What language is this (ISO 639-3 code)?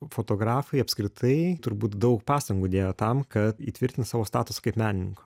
lit